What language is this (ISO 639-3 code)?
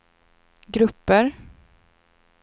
swe